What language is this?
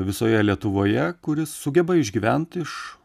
Lithuanian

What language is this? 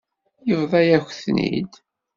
Kabyle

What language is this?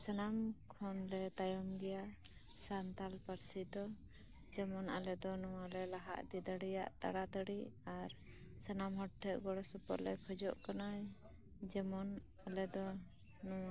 Santali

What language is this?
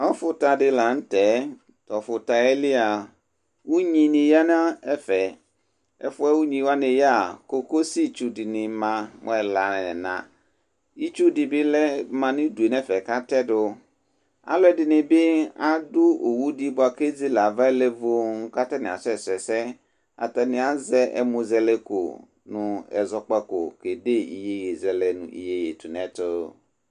Ikposo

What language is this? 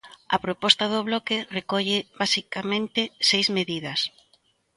Galician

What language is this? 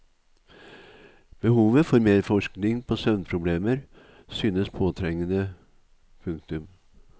Norwegian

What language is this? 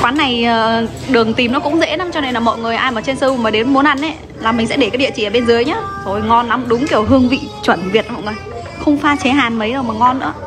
Vietnamese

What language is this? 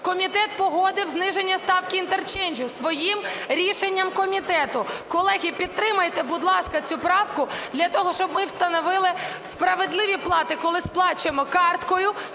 Ukrainian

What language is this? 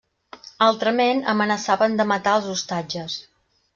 Catalan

